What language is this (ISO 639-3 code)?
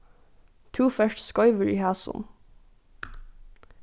fao